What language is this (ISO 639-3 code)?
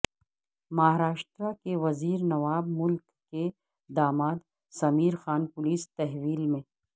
urd